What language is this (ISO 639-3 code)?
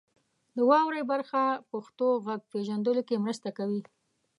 pus